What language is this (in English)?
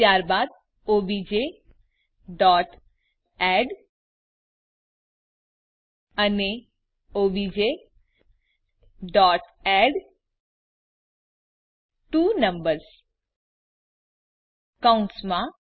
Gujarati